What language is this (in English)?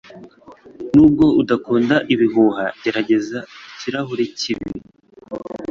Kinyarwanda